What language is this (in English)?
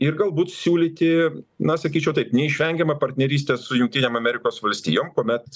Lithuanian